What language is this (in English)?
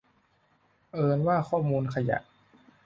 Thai